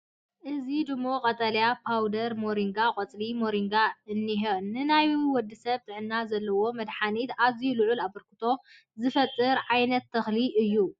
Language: Tigrinya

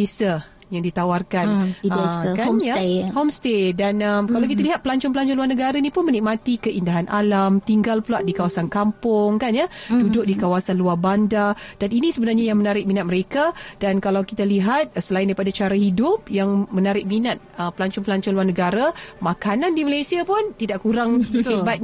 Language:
Malay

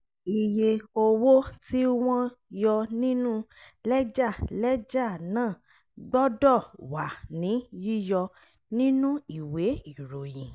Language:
Yoruba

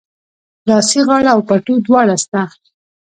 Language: Pashto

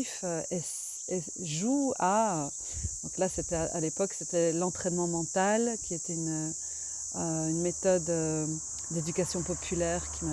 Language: French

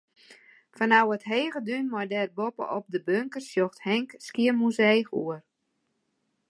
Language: Western Frisian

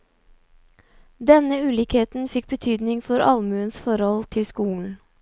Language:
Norwegian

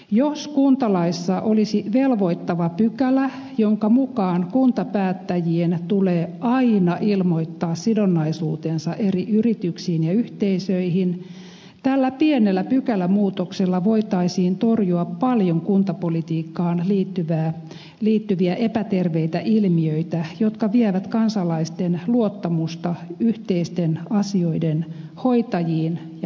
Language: Finnish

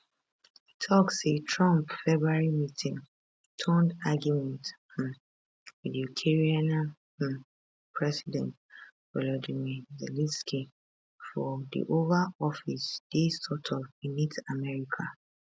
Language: Nigerian Pidgin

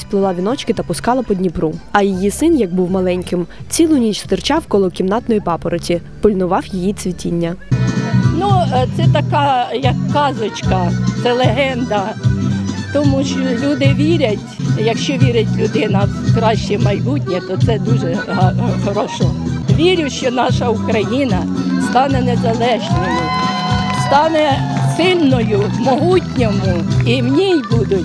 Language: Russian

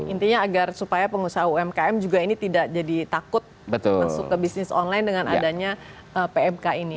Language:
Indonesian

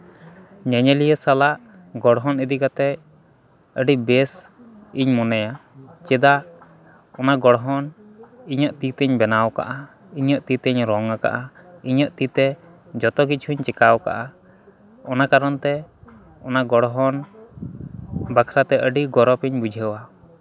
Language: Santali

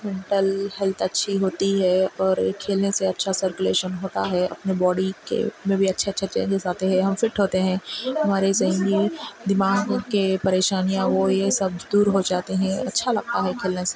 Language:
Urdu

